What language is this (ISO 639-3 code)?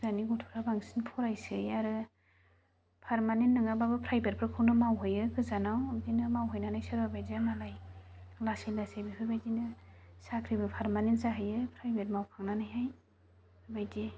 brx